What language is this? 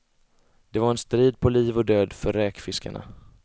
Swedish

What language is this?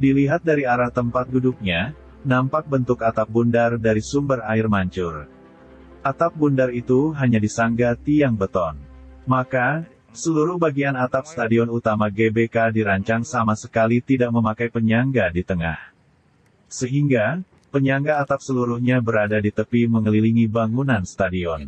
Indonesian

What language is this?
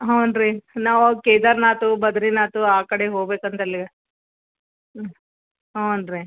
Kannada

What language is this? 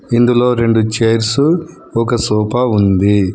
Telugu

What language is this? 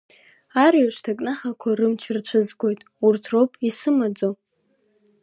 Abkhazian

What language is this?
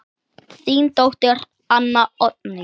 Icelandic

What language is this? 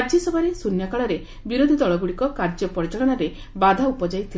Odia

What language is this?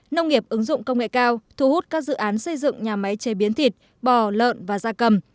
Vietnamese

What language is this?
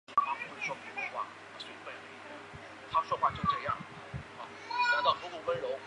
Chinese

